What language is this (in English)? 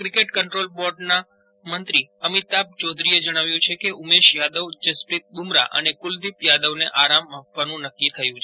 Gujarati